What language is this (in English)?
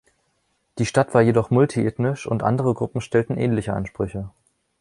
German